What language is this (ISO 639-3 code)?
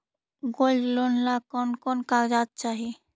mag